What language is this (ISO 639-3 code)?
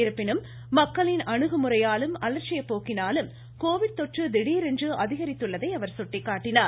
tam